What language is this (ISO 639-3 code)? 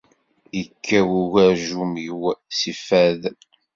kab